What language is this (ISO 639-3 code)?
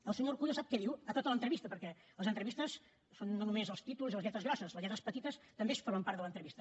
cat